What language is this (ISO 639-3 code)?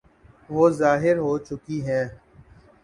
urd